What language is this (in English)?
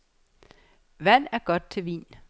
Danish